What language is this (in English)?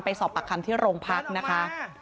Thai